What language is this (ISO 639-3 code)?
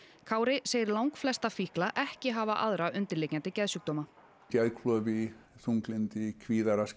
isl